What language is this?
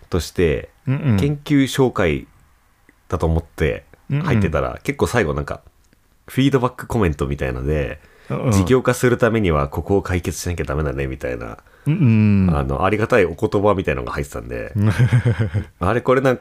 Japanese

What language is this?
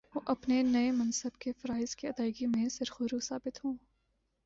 Urdu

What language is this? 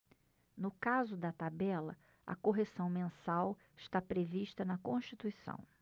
Portuguese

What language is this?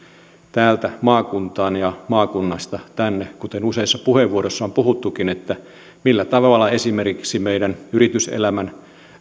Finnish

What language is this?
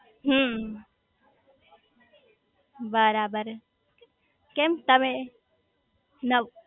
Gujarati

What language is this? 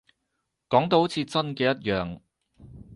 Cantonese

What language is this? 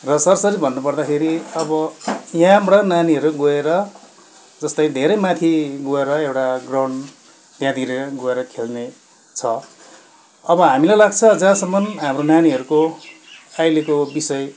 Nepali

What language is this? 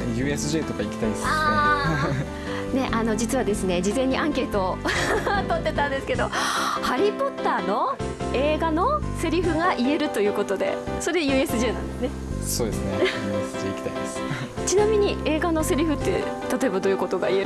Japanese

